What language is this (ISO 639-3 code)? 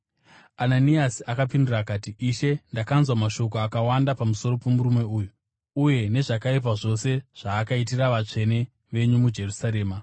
sna